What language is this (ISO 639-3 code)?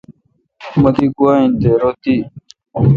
xka